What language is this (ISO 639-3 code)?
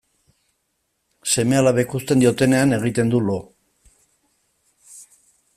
eus